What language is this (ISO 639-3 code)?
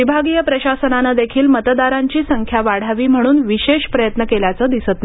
mar